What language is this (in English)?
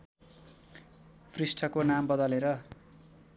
Nepali